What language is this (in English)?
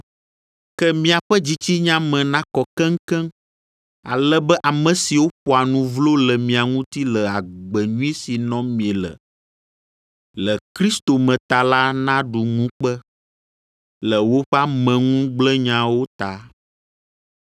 Ewe